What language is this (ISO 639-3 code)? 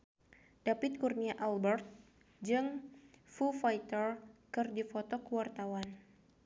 sun